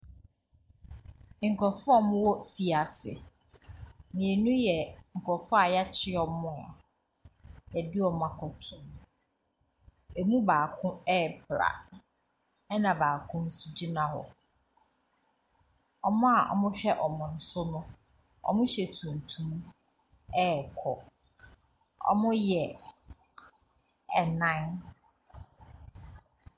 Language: Akan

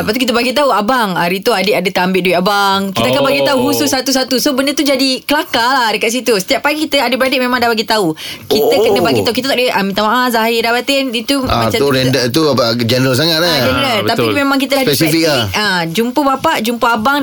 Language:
Malay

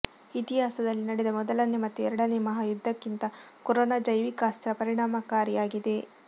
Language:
Kannada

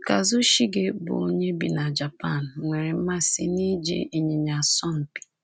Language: Igbo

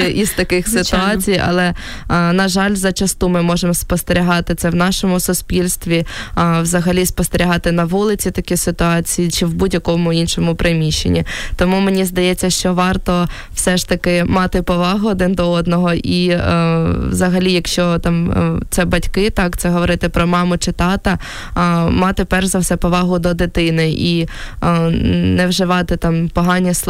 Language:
Ukrainian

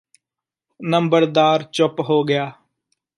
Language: Punjabi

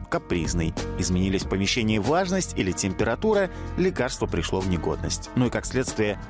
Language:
Russian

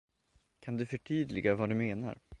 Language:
Swedish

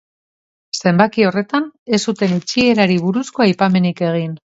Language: Basque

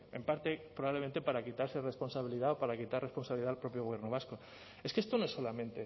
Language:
Spanish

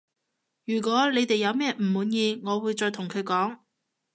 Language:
Cantonese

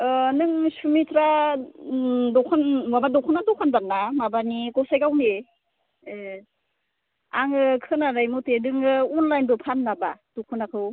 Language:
Bodo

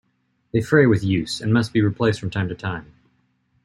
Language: English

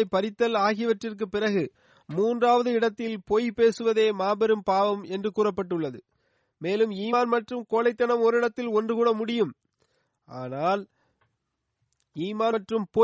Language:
Tamil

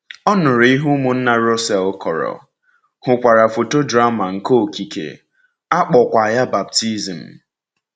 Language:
Igbo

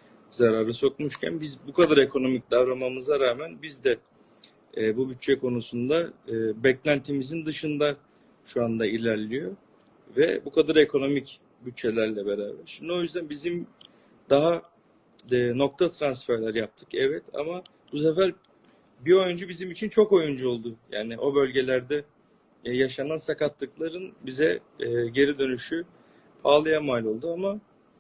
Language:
Turkish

